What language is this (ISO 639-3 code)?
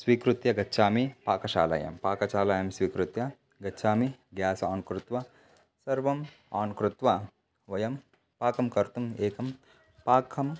san